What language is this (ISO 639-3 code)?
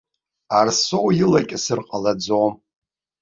abk